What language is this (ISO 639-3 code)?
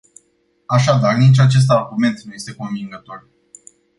ron